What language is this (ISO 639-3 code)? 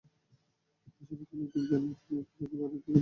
ben